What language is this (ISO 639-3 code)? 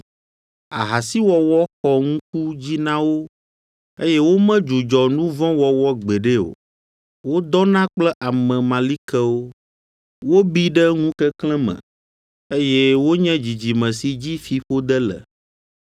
ewe